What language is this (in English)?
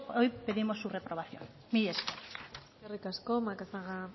Basque